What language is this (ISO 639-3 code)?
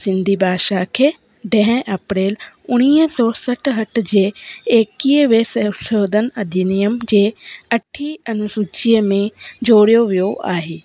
snd